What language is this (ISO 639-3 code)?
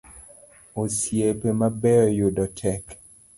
luo